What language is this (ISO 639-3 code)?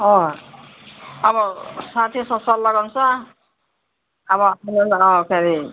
nep